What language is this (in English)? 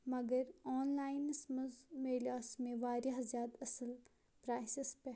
Kashmiri